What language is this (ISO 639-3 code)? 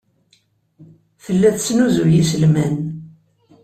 kab